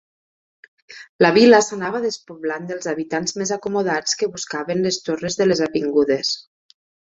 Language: Catalan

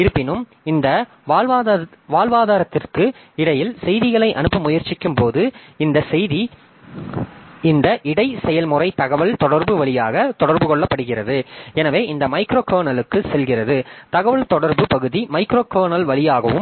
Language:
Tamil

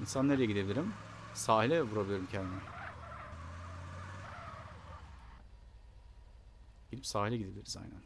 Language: Turkish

